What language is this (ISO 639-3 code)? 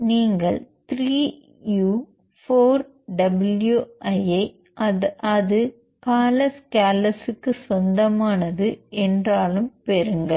tam